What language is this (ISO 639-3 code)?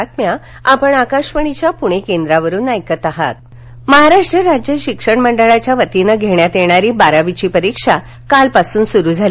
mar